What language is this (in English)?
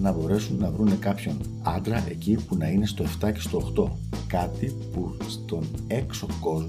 Greek